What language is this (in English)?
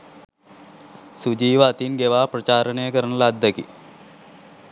Sinhala